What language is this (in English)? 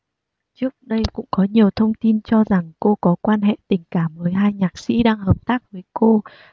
Vietnamese